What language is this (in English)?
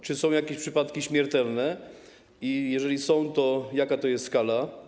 Polish